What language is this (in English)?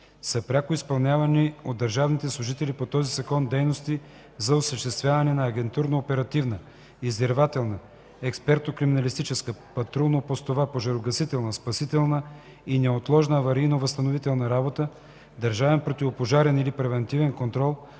Bulgarian